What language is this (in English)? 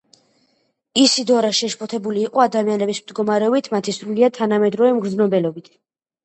Georgian